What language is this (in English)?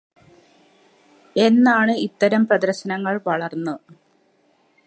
Malayalam